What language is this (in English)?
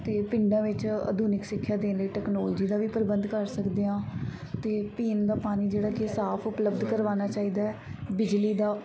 Punjabi